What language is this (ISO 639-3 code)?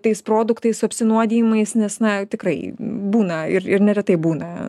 lit